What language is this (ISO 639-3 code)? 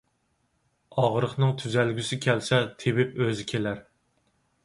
uig